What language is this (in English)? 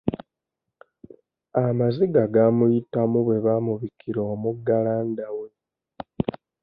Ganda